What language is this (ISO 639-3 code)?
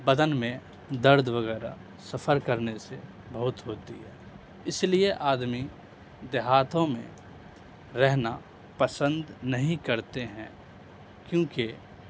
urd